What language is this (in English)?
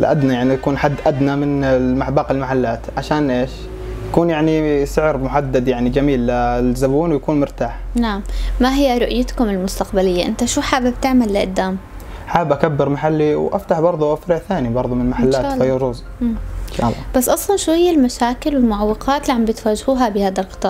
Arabic